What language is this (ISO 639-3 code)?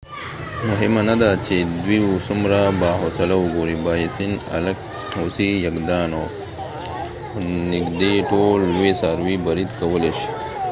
pus